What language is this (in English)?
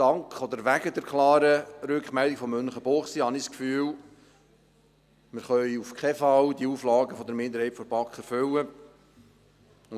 Swiss German